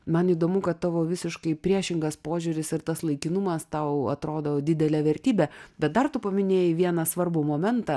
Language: Lithuanian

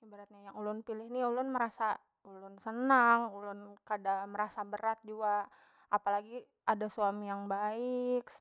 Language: Banjar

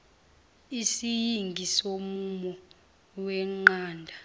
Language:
Zulu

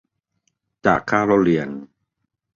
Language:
Thai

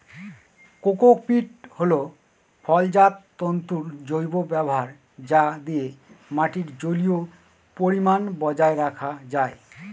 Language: Bangla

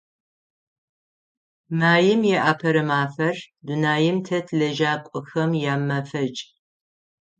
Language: Adyghe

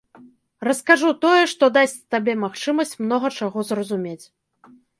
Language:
Belarusian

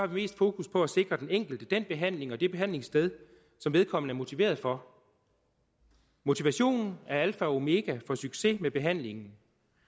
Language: Danish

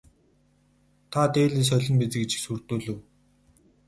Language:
Mongolian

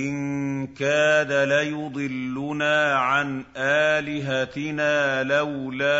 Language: Arabic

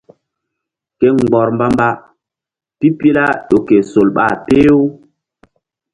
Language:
Mbum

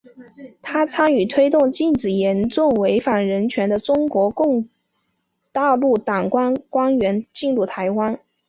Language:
Chinese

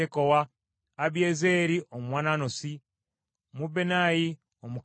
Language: Ganda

